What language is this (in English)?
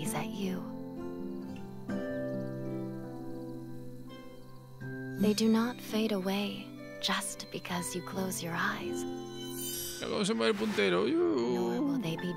Spanish